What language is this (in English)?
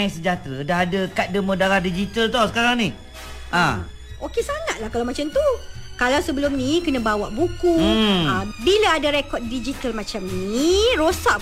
Malay